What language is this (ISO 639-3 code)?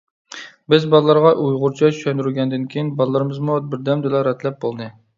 uig